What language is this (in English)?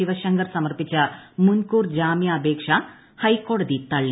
Malayalam